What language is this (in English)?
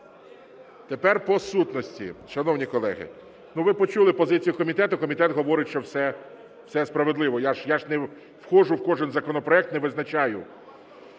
Ukrainian